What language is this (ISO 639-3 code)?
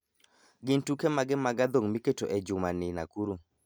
luo